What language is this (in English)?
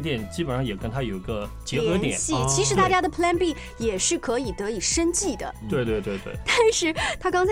Chinese